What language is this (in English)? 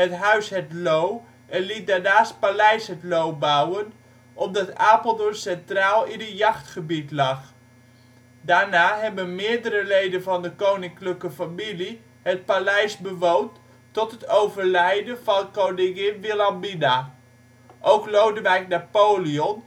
Dutch